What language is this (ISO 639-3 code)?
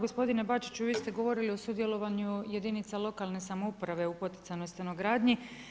hrv